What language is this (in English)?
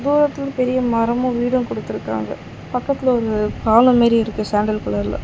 Tamil